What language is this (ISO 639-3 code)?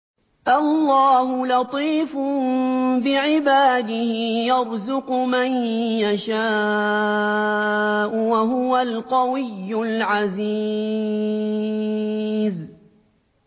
ara